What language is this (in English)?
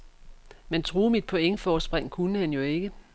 Danish